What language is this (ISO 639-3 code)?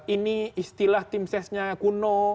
ind